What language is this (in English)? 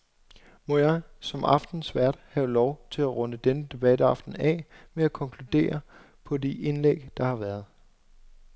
Danish